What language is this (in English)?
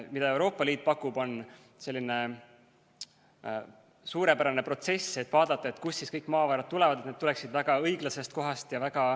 Estonian